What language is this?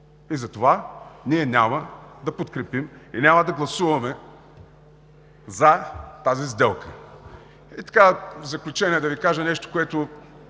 Bulgarian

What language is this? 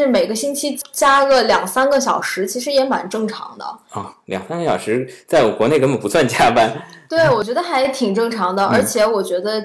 Chinese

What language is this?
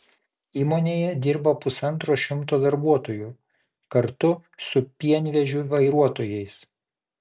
Lithuanian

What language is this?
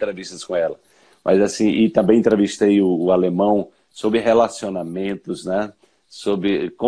Portuguese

